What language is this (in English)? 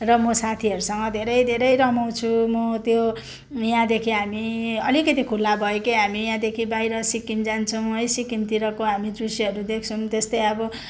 Nepali